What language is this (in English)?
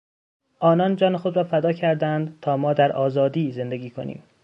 Persian